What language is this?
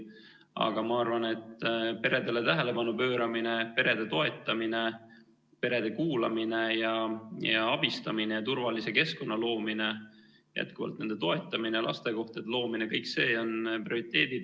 Estonian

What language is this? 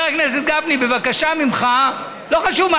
Hebrew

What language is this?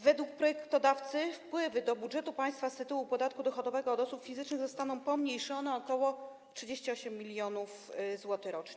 Polish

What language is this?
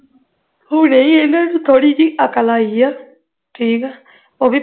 Punjabi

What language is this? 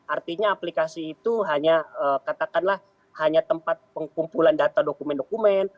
Indonesian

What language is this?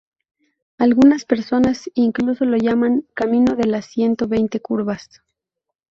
Spanish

